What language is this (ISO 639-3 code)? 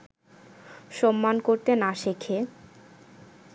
ben